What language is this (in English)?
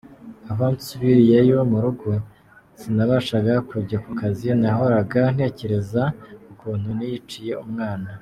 Kinyarwanda